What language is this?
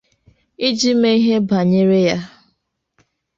Igbo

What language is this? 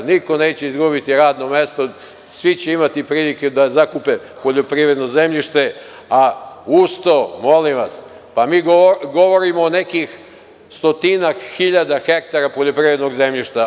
Serbian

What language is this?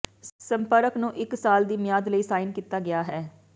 Punjabi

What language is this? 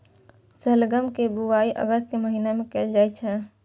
Maithili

